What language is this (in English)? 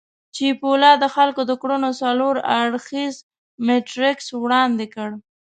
Pashto